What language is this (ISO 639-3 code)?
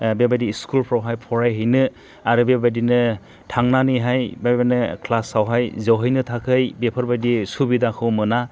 brx